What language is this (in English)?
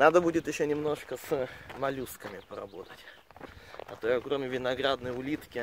Russian